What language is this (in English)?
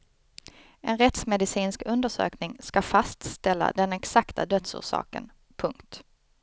Swedish